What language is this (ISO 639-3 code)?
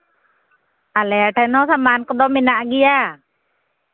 sat